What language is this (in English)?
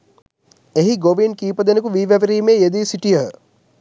Sinhala